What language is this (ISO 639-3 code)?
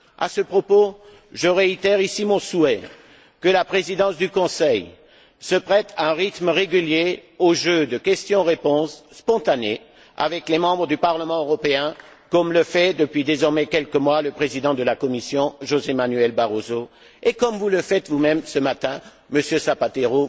fra